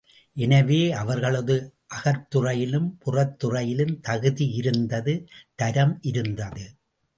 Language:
Tamil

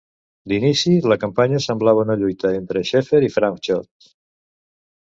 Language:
Catalan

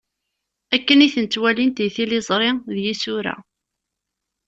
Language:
Kabyle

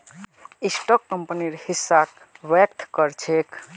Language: Magahi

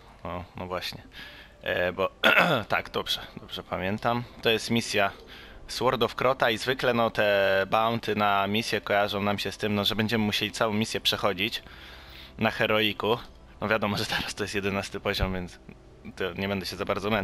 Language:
Polish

